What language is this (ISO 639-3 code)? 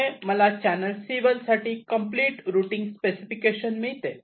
mar